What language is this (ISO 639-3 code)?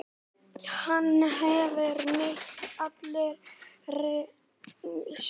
isl